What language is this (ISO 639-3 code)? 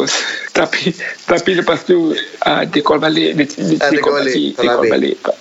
msa